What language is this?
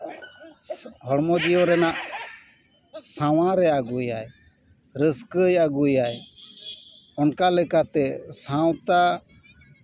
Santali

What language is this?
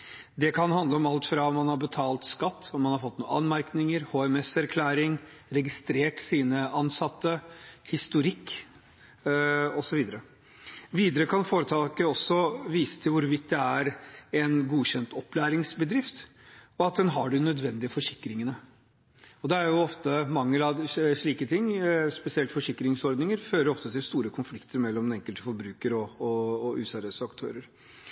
Norwegian Bokmål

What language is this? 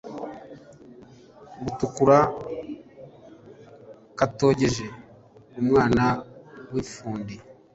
Kinyarwanda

